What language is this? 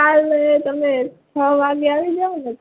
Gujarati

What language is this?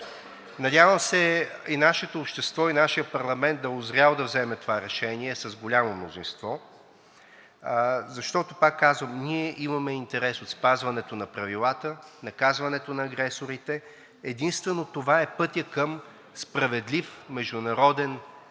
Bulgarian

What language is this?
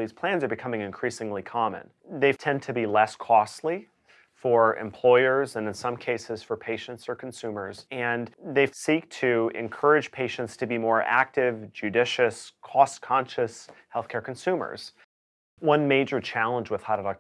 English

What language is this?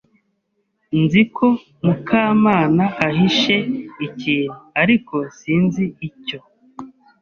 Kinyarwanda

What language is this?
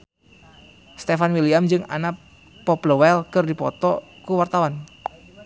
Sundanese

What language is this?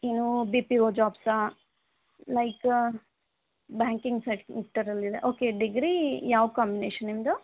Kannada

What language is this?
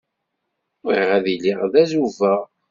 Kabyle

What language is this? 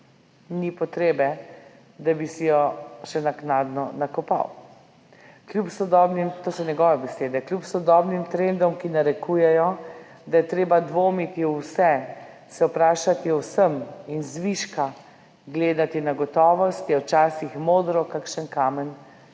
Slovenian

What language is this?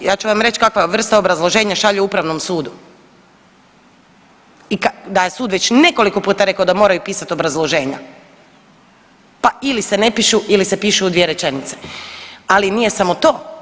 Croatian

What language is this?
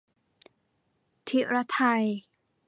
Thai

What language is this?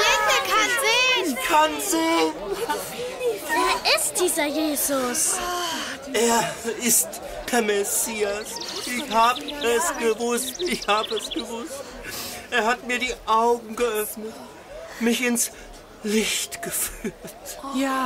German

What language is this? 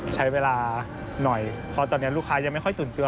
Thai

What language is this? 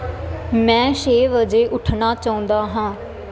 Punjabi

